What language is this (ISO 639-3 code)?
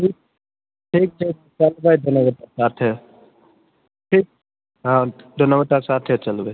mai